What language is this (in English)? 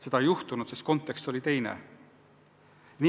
Estonian